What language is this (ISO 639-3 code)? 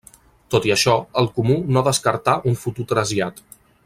cat